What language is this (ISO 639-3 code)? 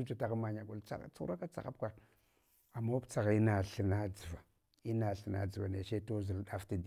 hwo